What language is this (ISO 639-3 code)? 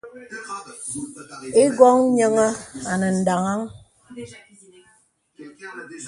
beb